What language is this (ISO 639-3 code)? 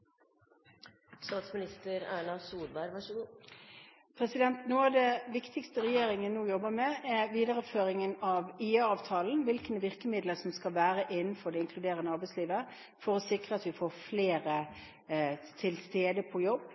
nor